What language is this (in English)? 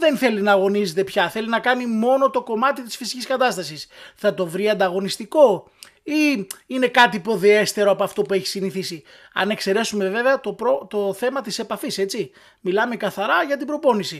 Greek